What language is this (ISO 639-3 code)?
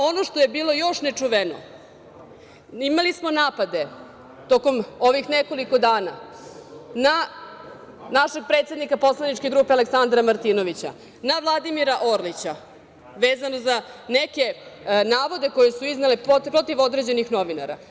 srp